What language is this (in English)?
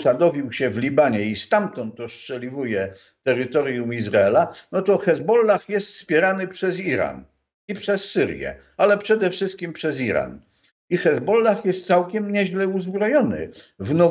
Polish